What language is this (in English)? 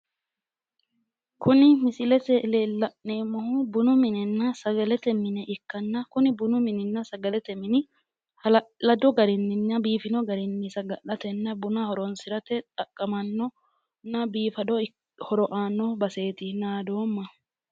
Sidamo